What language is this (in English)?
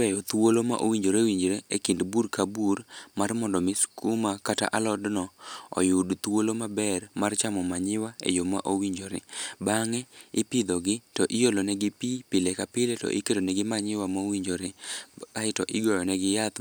Luo (Kenya and Tanzania)